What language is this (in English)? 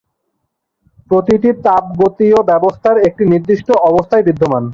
Bangla